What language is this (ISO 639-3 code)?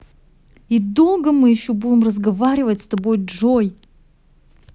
rus